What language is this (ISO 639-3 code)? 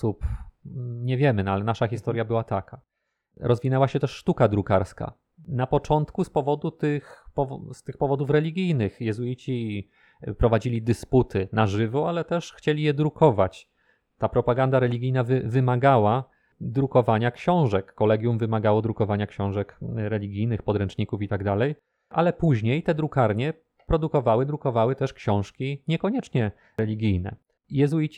pol